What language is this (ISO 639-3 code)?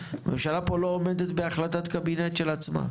heb